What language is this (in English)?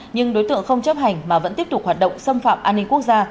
Vietnamese